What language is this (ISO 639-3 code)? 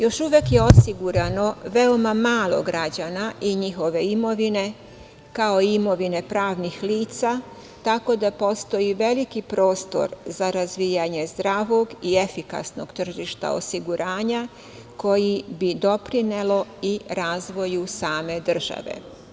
srp